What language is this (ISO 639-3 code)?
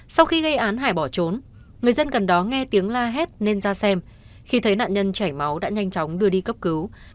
vie